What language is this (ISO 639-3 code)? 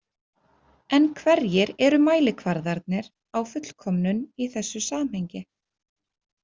isl